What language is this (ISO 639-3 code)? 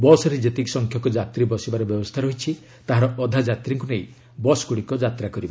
ori